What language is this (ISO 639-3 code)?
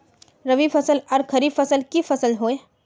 mag